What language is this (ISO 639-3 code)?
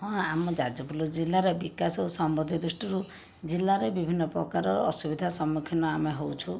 ori